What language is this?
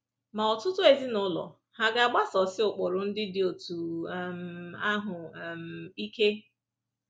Igbo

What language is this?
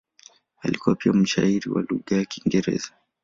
Swahili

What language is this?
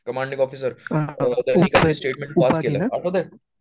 Marathi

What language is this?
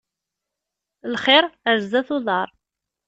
Kabyle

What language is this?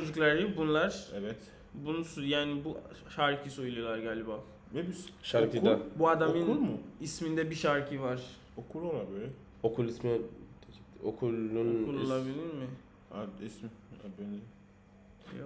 Turkish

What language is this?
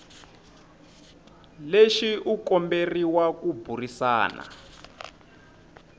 Tsonga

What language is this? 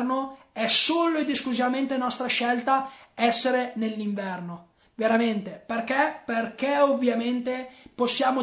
Italian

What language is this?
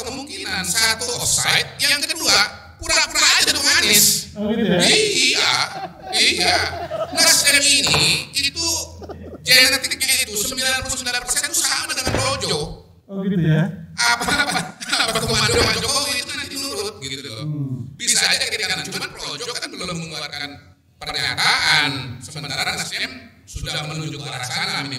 Indonesian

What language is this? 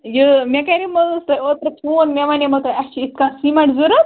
Kashmiri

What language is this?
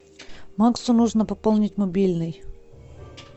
Russian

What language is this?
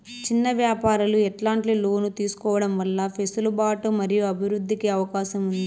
Telugu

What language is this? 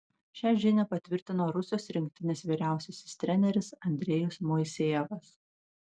Lithuanian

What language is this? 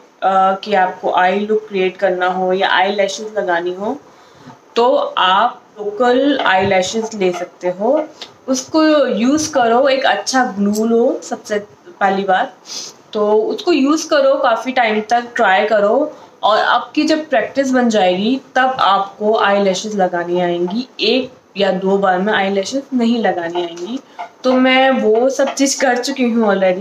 Hindi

